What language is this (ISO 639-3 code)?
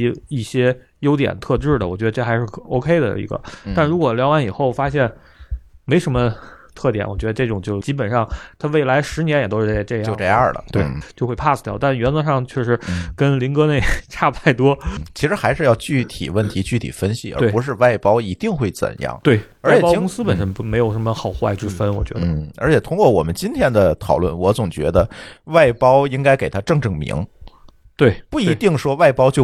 zho